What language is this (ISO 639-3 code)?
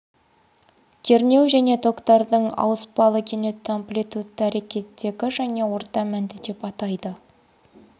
kaz